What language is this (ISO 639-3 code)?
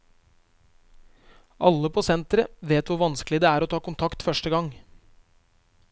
nor